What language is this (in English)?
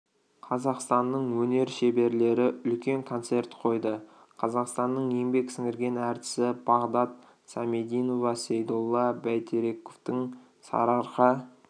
Kazakh